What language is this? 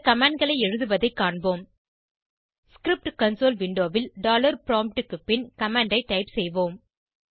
Tamil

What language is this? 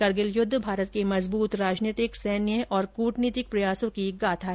Hindi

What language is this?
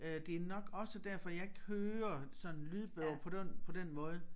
Danish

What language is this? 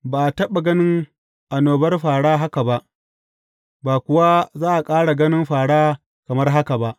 Hausa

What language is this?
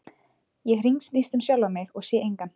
Icelandic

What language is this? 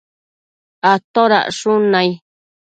Matsés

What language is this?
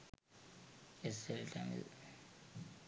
Sinhala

